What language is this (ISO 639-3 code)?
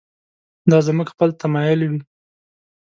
pus